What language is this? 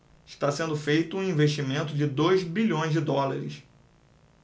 Portuguese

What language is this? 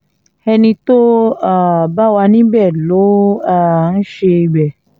Yoruba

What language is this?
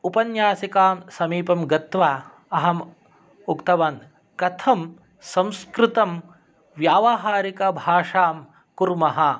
Sanskrit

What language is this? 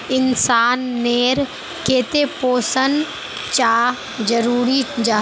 Magahi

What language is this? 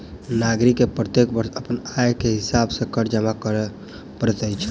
Maithili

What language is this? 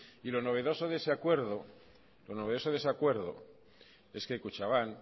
Spanish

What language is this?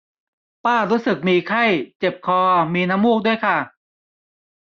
Thai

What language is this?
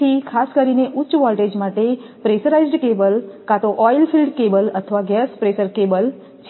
Gujarati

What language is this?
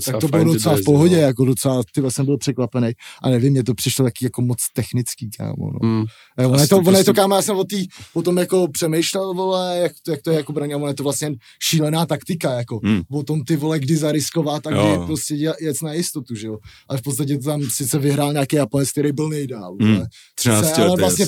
Czech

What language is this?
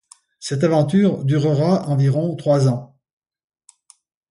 French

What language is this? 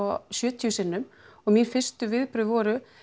Icelandic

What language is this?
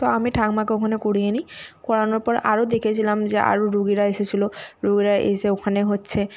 Bangla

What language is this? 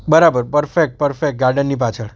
Gujarati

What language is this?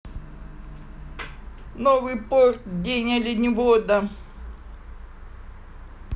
Russian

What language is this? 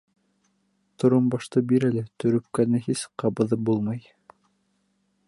Bashkir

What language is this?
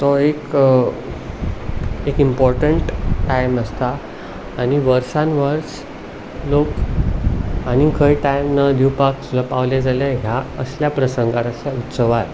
Konkani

